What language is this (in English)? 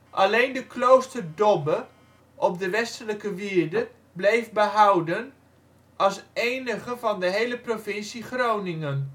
Dutch